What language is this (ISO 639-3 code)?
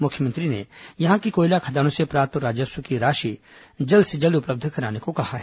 hin